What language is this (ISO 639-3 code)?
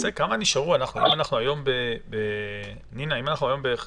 heb